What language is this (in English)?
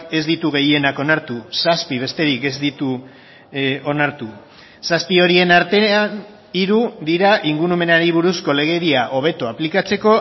Basque